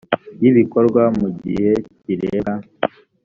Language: Kinyarwanda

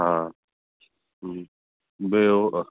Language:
Sindhi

